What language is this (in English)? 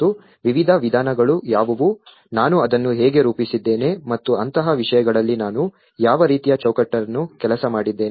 Kannada